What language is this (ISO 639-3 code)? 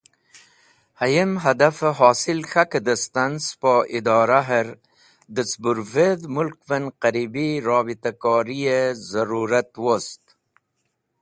wbl